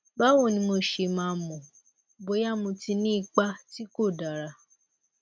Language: Yoruba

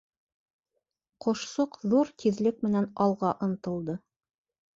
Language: Bashkir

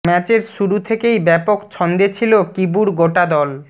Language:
Bangla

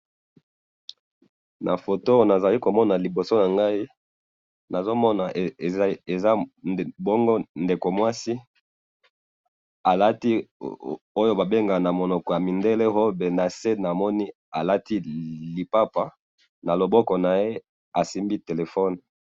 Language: Lingala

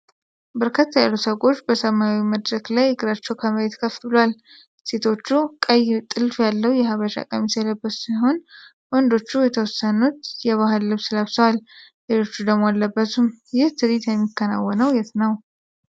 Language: Amharic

